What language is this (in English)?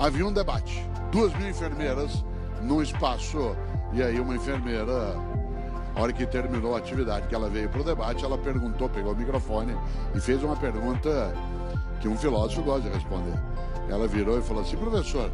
Portuguese